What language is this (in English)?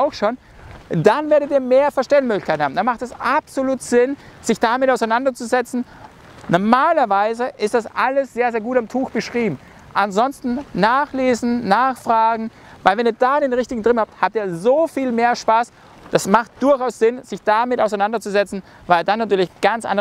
German